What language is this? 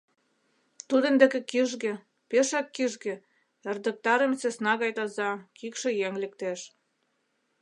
Mari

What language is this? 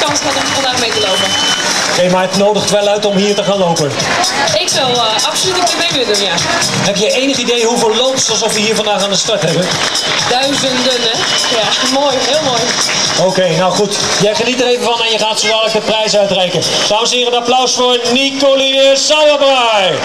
Dutch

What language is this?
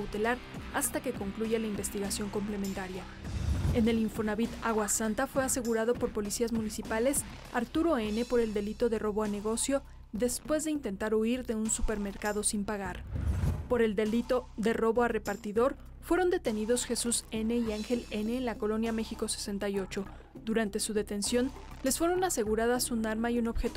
Spanish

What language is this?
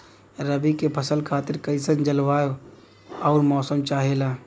Bhojpuri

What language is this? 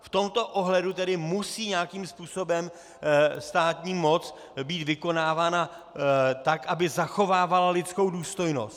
Czech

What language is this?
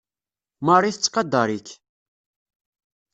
Kabyle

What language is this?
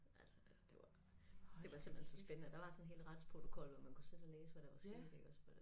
Danish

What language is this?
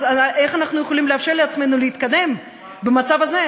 Hebrew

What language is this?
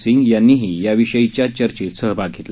Marathi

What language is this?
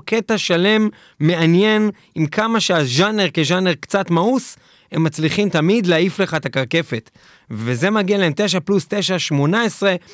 Hebrew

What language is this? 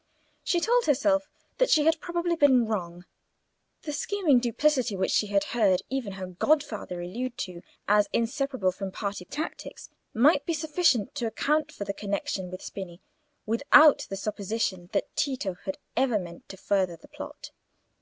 English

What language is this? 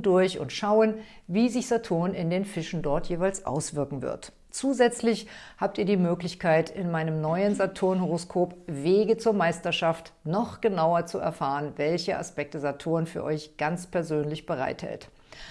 German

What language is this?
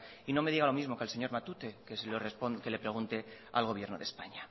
Spanish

